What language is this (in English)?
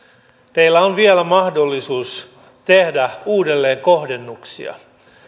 Finnish